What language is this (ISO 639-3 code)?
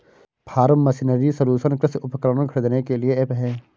hin